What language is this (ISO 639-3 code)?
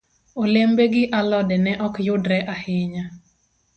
luo